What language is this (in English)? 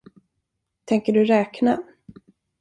Swedish